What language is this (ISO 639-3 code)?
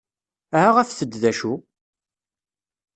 kab